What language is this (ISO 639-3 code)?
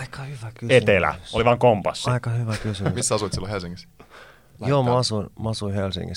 fin